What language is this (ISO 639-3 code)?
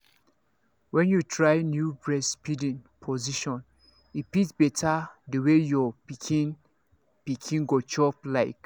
pcm